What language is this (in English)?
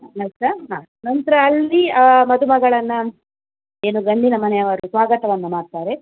Kannada